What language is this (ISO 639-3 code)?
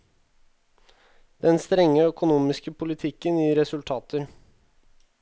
nor